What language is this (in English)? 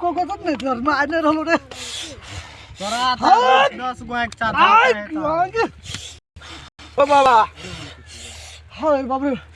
Nepali